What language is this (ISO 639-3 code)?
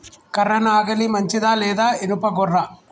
tel